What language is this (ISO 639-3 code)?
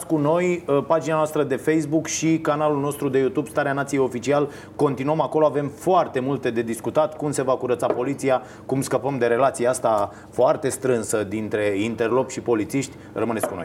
ron